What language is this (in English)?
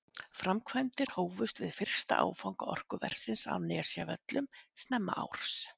Icelandic